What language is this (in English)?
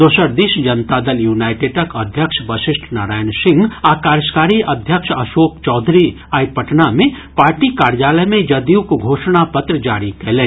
Maithili